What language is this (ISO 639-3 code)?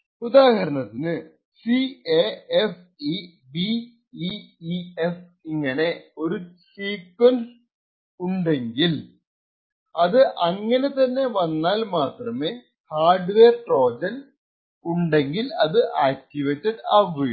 mal